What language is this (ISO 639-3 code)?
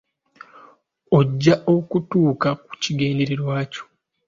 lug